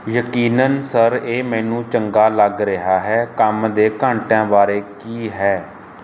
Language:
Punjabi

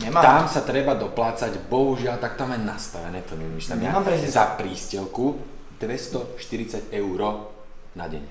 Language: Slovak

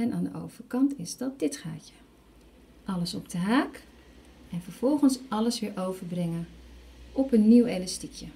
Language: Dutch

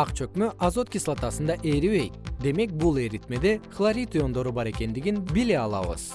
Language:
Kyrgyz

